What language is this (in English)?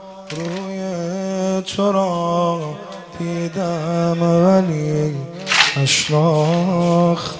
Persian